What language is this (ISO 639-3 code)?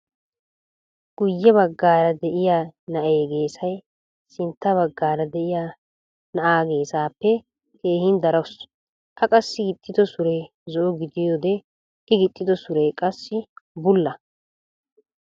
wal